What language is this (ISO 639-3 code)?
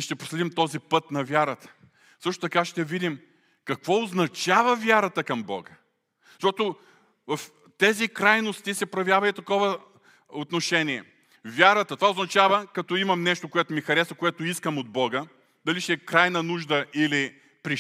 bul